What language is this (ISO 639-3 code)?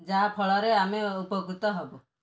ori